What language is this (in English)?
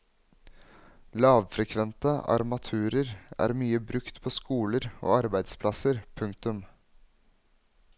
Norwegian